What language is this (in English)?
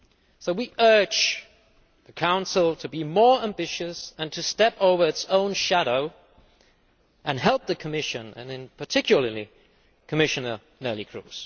English